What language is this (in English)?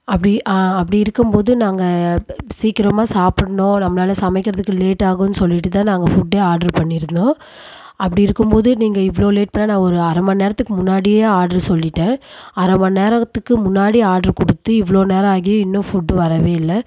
Tamil